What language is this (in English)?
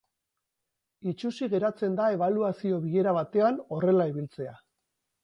Basque